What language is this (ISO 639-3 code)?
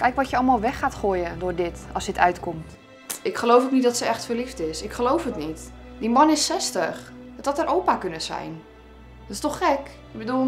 nld